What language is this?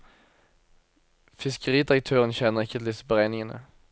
Norwegian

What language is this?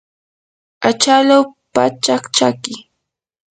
Yanahuanca Pasco Quechua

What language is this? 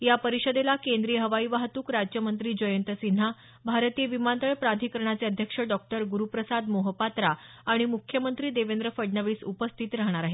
Marathi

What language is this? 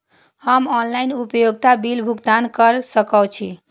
Maithili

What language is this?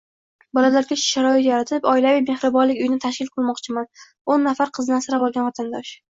Uzbek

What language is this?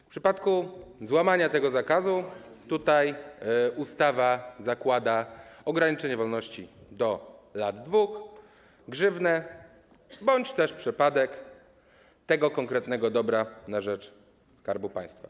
Polish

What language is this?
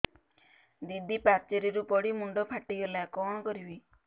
Odia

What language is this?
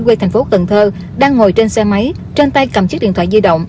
Vietnamese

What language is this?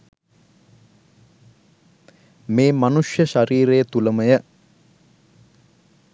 Sinhala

